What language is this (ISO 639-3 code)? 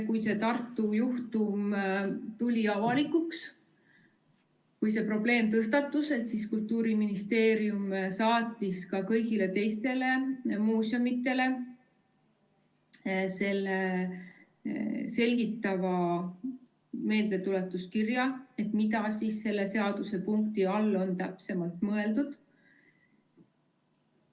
est